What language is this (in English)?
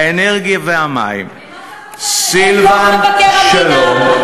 Hebrew